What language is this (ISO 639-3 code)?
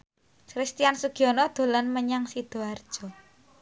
jav